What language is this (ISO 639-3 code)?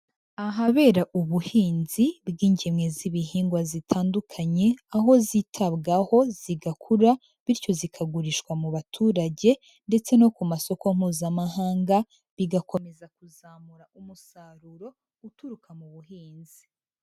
kin